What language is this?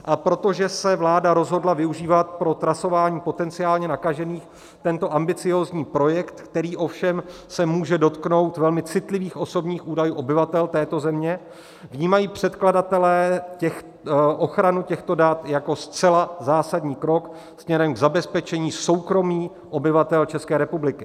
Czech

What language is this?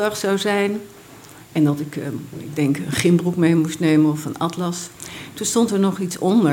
Dutch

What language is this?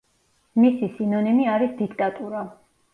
Georgian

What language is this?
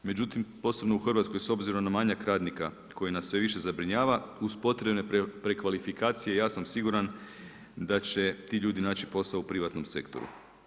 Croatian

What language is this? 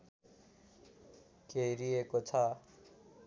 Nepali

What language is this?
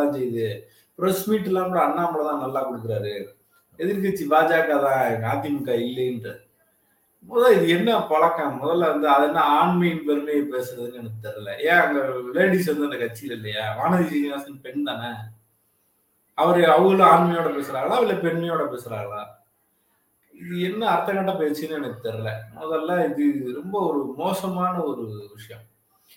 Tamil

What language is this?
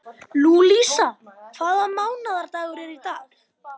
Icelandic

